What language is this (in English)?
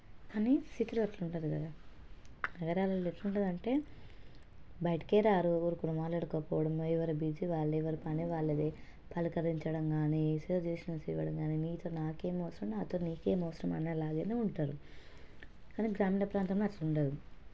Telugu